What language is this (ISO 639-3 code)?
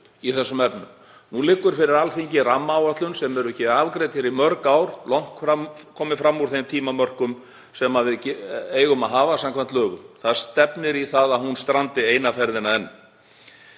isl